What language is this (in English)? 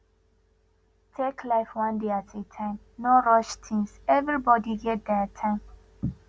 Nigerian Pidgin